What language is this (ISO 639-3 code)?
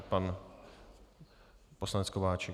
ces